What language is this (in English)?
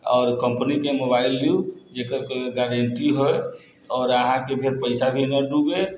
Maithili